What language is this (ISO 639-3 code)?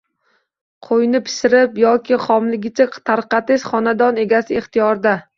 uzb